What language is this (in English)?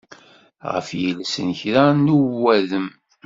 Kabyle